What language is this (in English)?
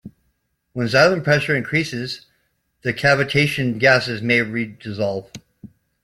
English